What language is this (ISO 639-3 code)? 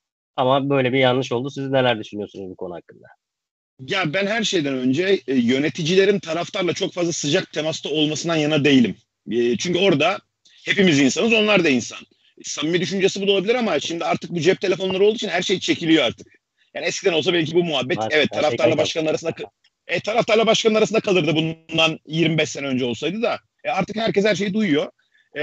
tur